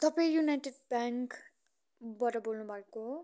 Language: Nepali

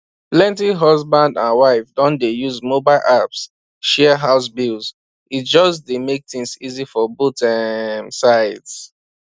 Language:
Nigerian Pidgin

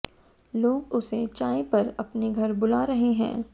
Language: Hindi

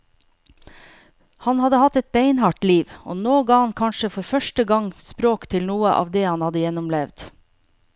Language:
Norwegian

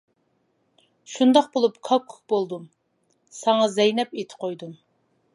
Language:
Uyghur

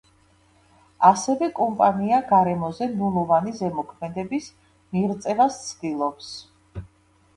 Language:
Georgian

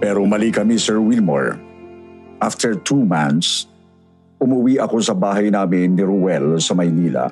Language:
Filipino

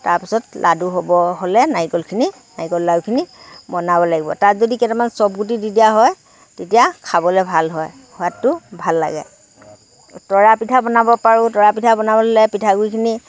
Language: Assamese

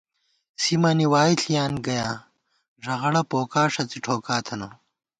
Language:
Gawar-Bati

